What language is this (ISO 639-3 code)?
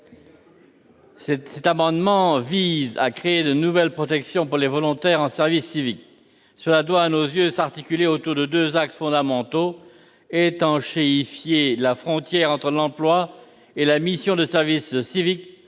fra